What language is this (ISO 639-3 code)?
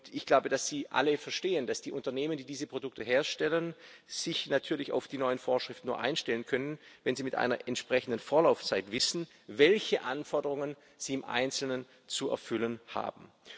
deu